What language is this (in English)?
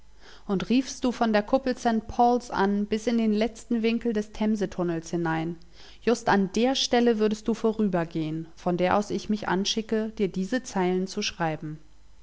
German